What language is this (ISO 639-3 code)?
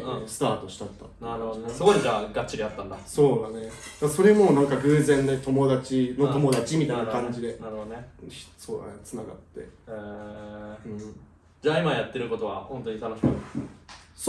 jpn